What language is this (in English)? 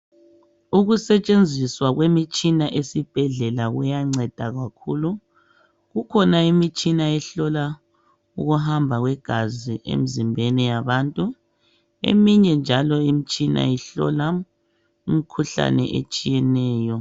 North Ndebele